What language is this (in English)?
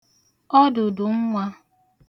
Igbo